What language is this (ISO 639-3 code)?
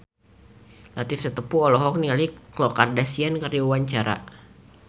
sun